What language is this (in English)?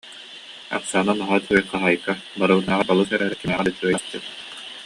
Yakut